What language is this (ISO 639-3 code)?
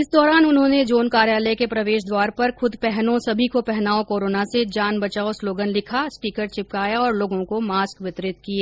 hin